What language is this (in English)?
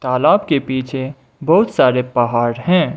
Hindi